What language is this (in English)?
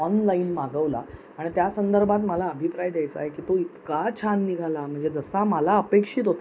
Marathi